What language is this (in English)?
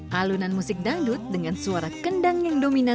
Indonesian